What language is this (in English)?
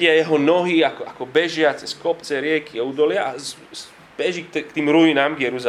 Slovak